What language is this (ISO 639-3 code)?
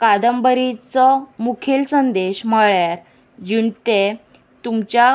kok